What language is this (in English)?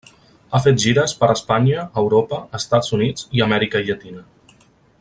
Catalan